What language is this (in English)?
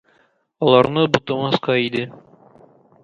Tatar